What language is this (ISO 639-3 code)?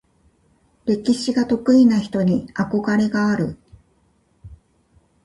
jpn